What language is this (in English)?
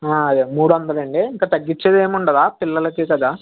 Telugu